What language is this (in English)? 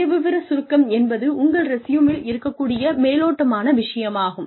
Tamil